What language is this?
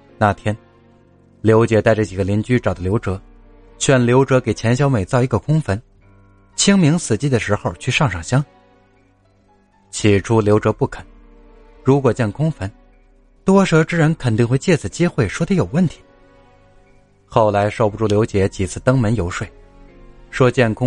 Chinese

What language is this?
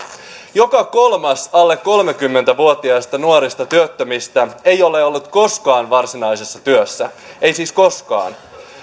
Finnish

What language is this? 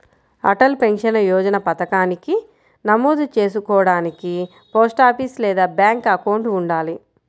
Telugu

